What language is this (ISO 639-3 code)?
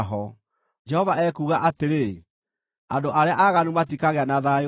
kik